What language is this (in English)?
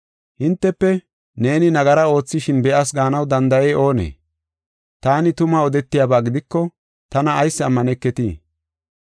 Gofa